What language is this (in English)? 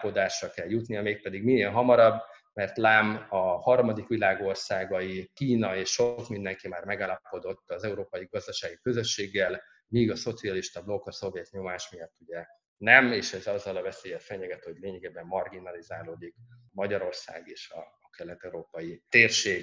Hungarian